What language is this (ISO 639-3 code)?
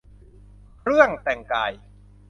tha